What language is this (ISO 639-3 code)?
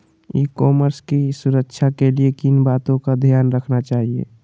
mag